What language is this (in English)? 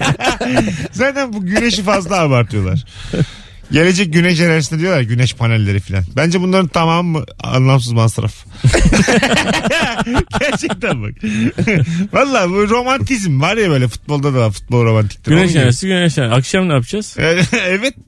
Turkish